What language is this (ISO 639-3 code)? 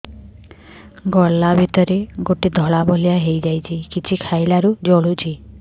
ori